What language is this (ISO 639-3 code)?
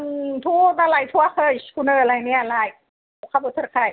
brx